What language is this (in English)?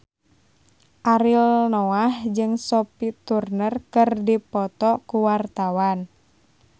Sundanese